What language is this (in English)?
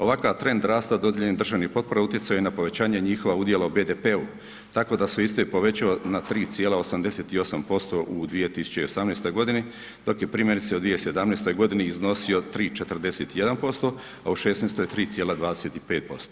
Croatian